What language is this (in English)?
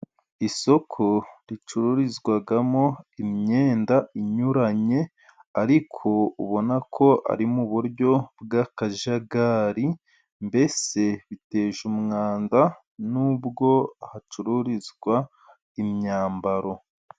Kinyarwanda